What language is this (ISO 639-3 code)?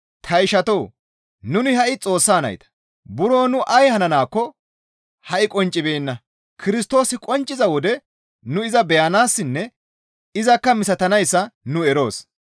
gmv